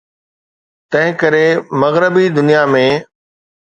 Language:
Sindhi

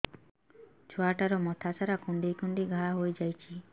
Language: Odia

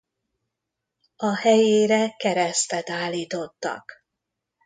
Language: Hungarian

